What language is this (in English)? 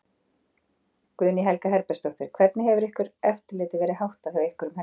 Icelandic